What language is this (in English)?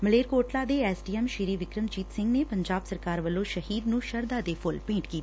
Punjabi